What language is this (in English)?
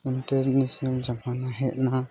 Santali